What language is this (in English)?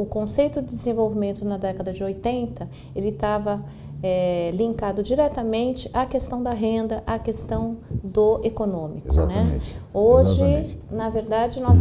Portuguese